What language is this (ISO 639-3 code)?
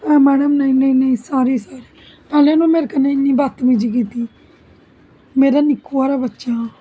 doi